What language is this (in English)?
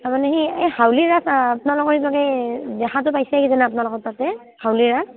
Assamese